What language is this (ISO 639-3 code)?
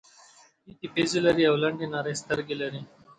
pus